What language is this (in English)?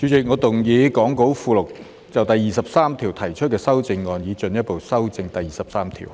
Cantonese